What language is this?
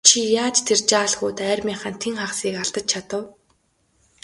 Mongolian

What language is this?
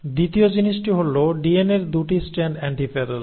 Bangla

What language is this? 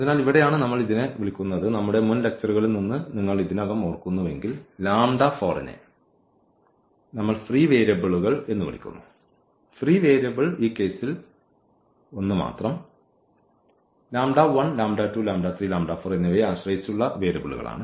Malayalam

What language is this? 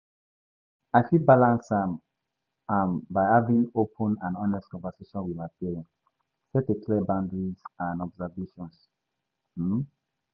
Nigerian Pidgin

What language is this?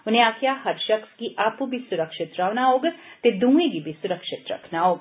Dogri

